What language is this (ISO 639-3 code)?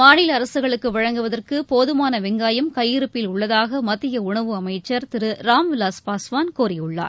tam